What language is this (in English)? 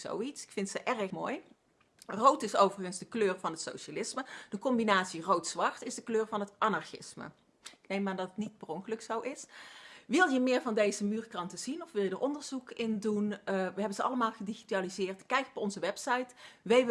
Dutch